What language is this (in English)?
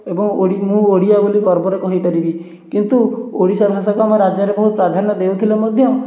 Odia